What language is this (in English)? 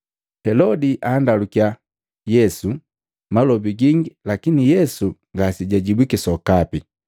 Matengo